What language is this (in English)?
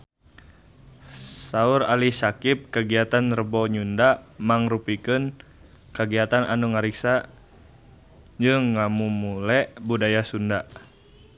Sundanese